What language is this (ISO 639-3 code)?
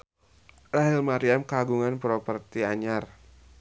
sun